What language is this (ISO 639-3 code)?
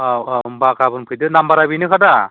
brx